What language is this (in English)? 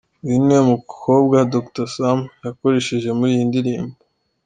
Kinyarwanda